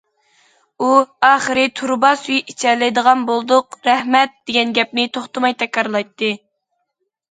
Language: Uyghur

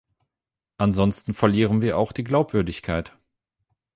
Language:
German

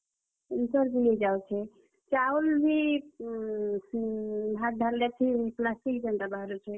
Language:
Odia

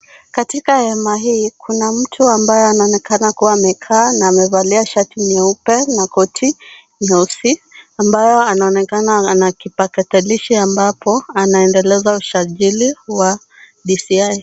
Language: Swahili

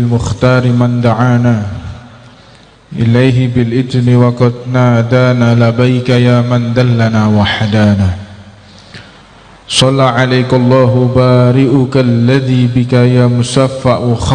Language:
Indonesian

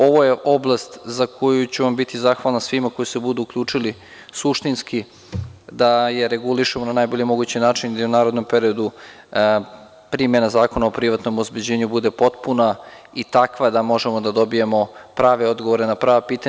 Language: Serbian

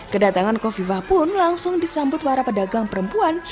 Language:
Indonesian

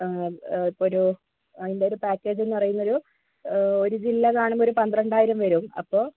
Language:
Malayalam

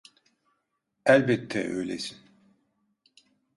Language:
Turkish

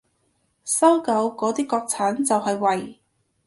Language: Cantonese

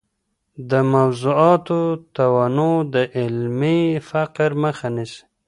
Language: Pashto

